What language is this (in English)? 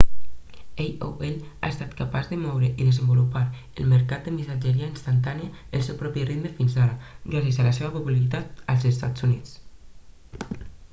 Catalan